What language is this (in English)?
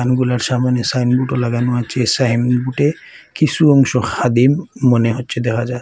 Bangla